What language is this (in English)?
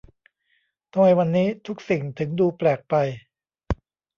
Thai